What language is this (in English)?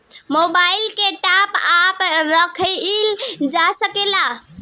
Bhojpuri